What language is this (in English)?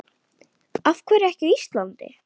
Icelandic